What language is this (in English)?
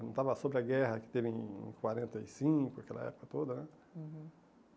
Portuguese